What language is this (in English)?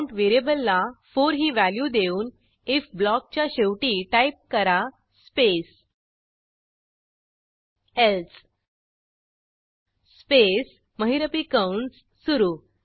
Marathi